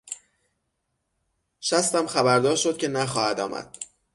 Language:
Persian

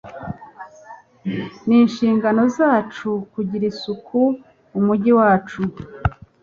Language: Kinyarwanda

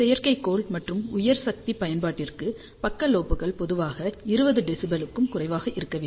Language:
Tamil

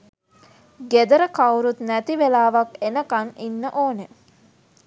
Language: Sinhala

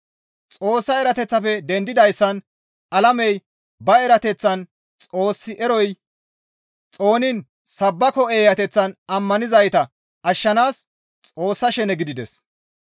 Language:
Gamo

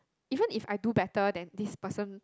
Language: English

